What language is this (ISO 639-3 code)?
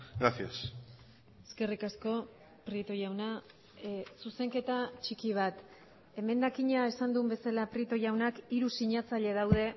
eus